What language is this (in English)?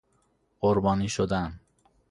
Persian